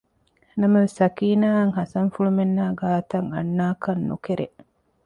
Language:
Divehi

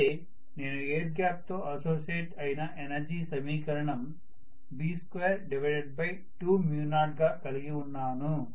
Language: Telugu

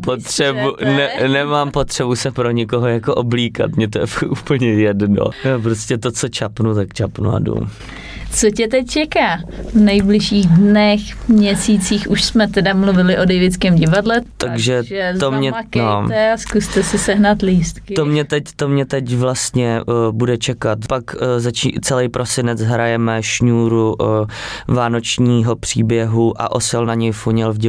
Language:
Czech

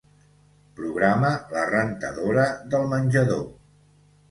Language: Catalan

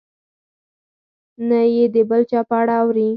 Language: Pashto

